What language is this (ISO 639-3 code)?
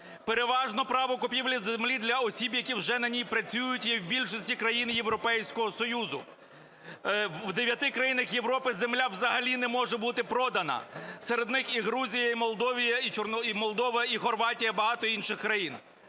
ukr